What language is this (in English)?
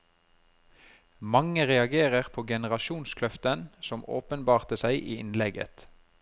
Norwegian